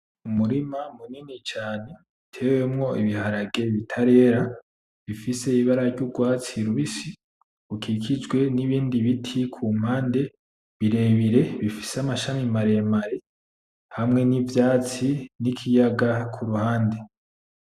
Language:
Rundi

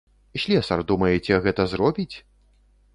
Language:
Belarusian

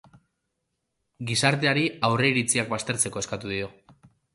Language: Basque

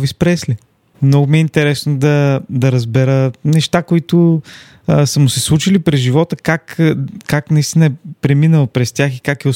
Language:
Bulgarian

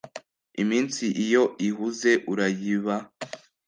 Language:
Kinyarwanda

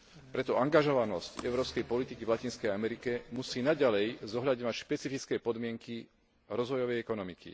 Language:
Slovak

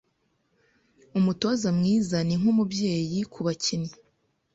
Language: Kinyarwanda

